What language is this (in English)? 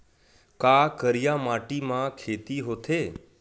Chhattisgarhi